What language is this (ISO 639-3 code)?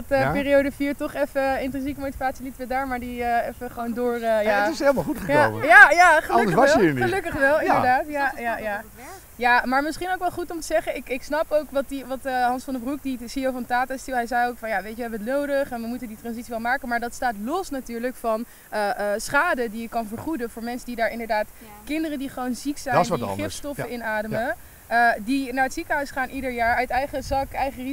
nld